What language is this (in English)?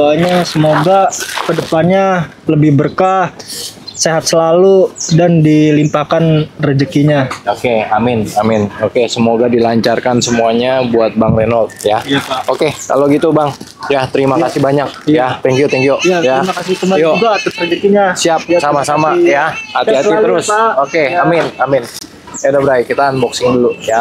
Indonesian